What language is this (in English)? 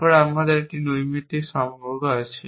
Bangla